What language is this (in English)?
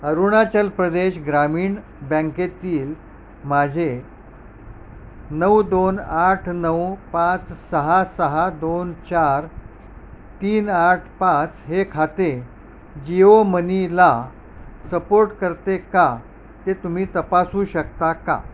Marathi